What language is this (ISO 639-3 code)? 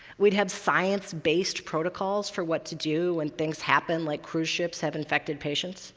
eng